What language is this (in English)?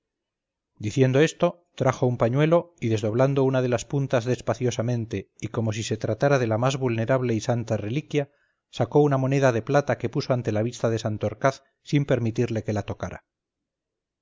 Spanish